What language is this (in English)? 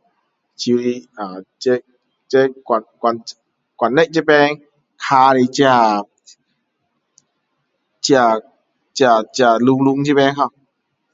Min Dong Chinese